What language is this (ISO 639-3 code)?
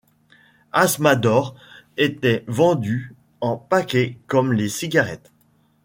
fra